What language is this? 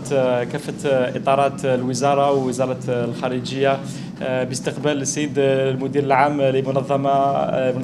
Arabic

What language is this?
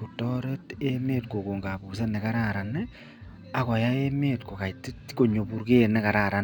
Kalenjin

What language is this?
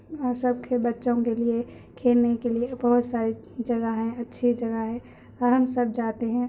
Urdu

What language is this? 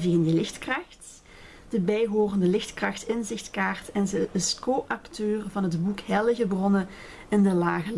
Dutch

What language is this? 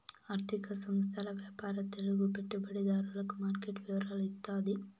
Telugu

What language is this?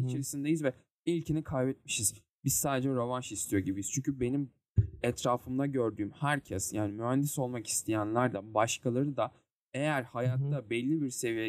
Turkish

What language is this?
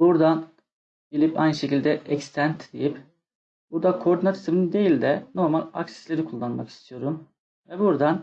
Turkish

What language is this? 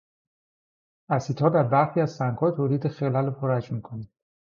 Persian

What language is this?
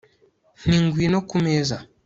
Kinyarwanda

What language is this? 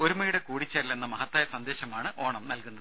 Malayalam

